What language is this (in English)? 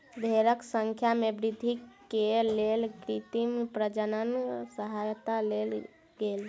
Maithili